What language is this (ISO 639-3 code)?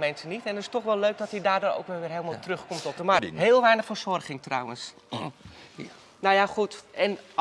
nld